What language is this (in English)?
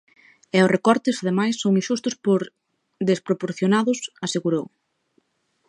Galician